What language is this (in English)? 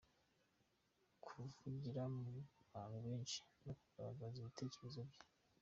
Kinyarwanda